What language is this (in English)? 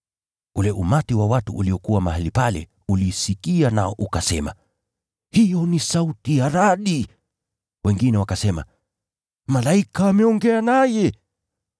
Swahili